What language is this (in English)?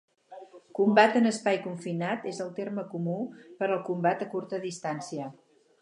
Catalan